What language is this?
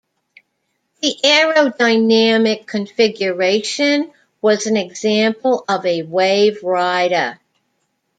English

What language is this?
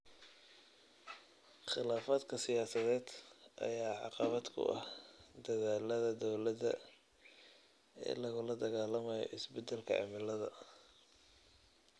Somali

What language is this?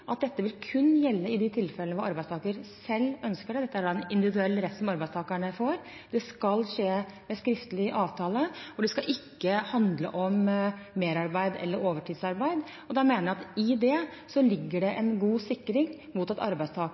Norwegian Bokmål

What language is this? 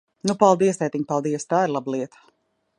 Latvian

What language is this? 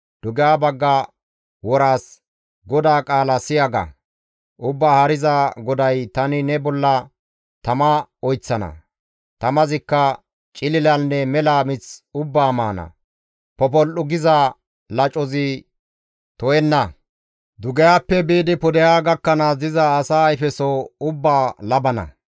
Gamo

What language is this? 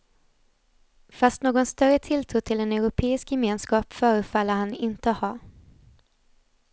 Swedish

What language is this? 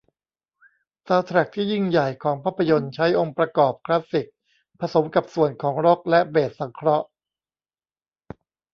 Thai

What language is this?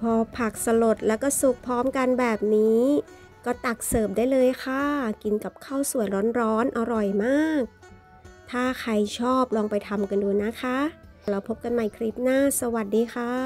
Thai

